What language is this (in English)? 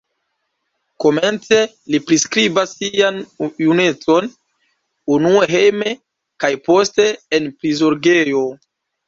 Esperanto